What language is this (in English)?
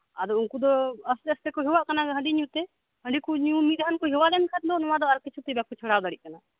Santali